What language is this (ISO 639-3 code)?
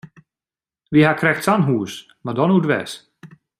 fry